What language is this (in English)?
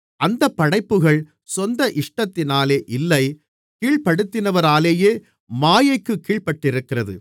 Tamil